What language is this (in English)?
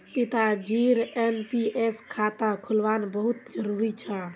Magahi